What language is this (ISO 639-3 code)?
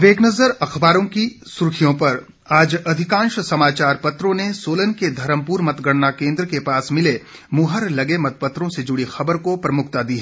hin